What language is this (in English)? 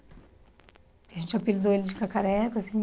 Portuguese